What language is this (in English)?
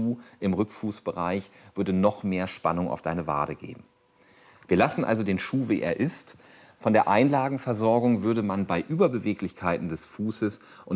German